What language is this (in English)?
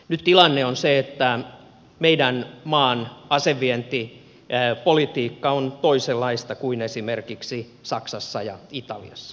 Finnish